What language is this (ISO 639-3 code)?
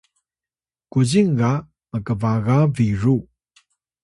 tay